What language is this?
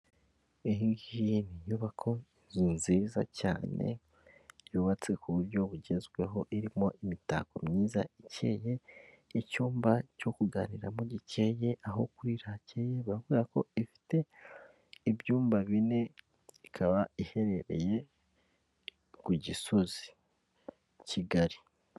Kinyarwanda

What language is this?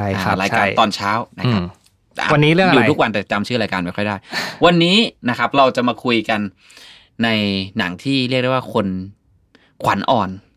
Thai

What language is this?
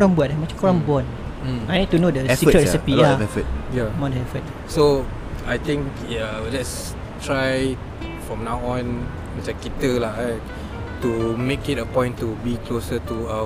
Malay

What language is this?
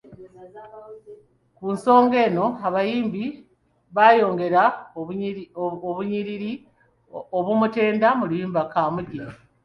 Ganda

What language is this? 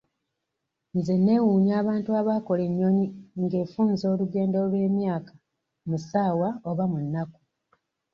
Ganda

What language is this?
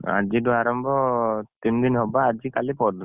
Odia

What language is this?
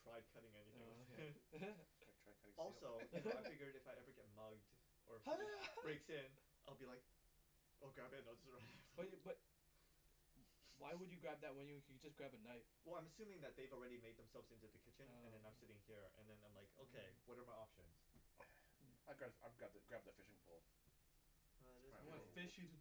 English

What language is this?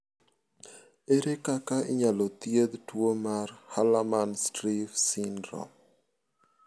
Luo (Kenya and Tanzania)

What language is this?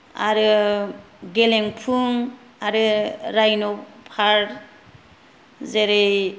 Bodo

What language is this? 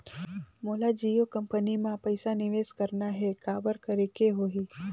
Chhattisgarhi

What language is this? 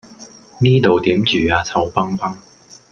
Cantonese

